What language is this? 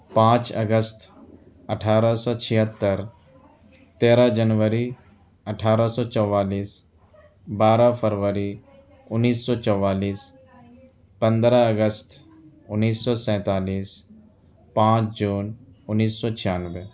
Urdu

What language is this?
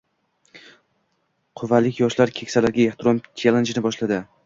Uzbek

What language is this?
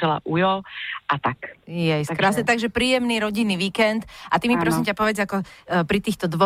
Slovak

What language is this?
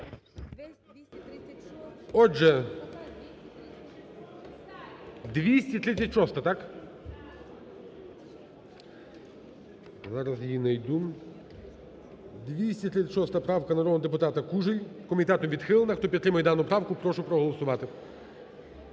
Ukrainian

